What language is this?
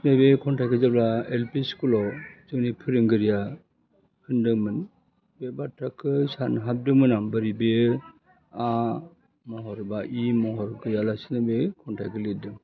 Bodo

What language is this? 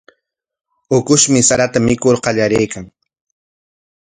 Corongo Ancash Quechua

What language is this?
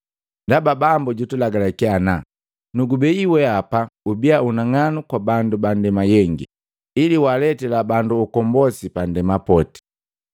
Matengo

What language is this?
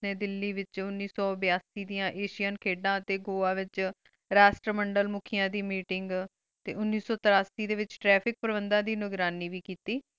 Punjabi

